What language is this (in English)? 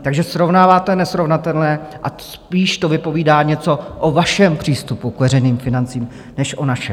Czech